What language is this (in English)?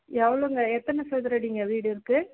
Tamil